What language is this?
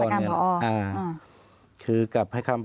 Thai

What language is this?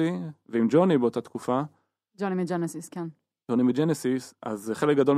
Hebrew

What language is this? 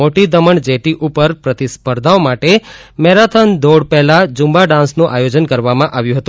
Gujarati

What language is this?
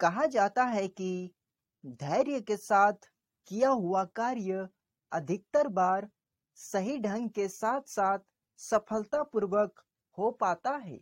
Hindi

